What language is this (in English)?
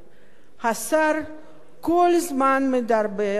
Hebrew